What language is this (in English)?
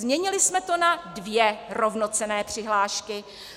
Czech